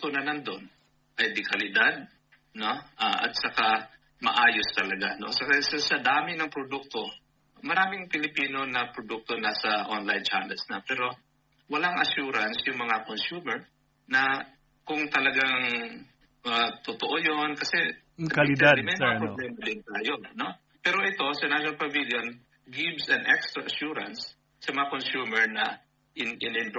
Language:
Filipino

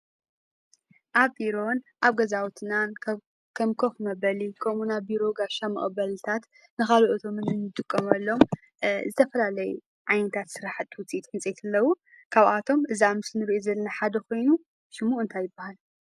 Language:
Tigrinya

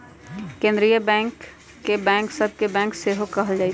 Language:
Magahi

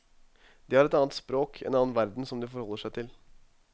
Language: Norwegian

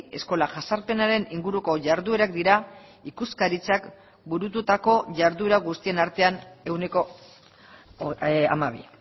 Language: Basque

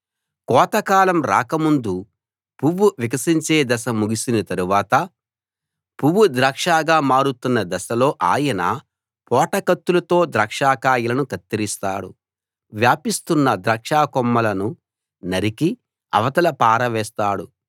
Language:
Telugu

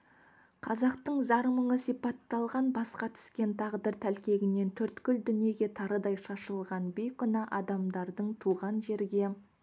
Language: Kazakh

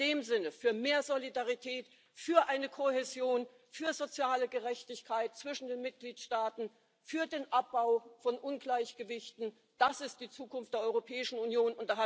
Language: German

